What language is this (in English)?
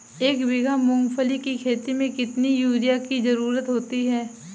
Hindi